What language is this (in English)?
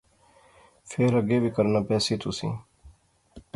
Pahari-Potwari